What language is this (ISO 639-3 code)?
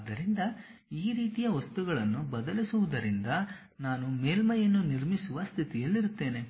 kan